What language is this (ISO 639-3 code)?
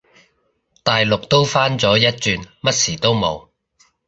yue